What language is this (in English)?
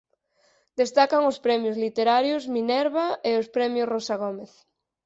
Galician